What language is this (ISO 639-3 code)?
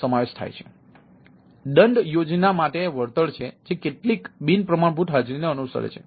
guj